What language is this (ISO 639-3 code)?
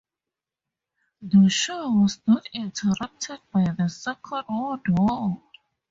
eng